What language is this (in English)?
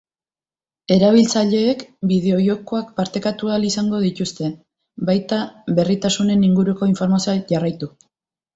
Basque